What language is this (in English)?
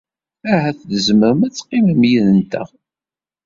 Kabyle